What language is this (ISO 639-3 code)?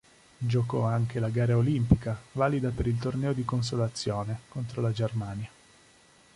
ita